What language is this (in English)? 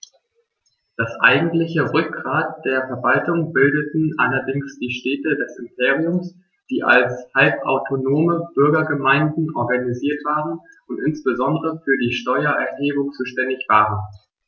German